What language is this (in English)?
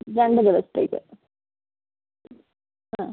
Malayalam